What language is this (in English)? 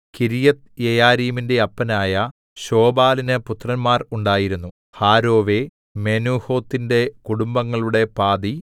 Malayalam